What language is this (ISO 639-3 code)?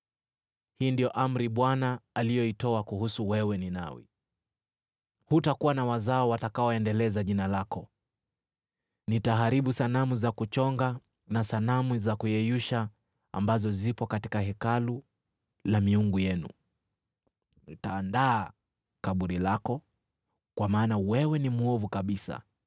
swa